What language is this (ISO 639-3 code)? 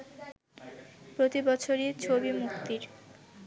ben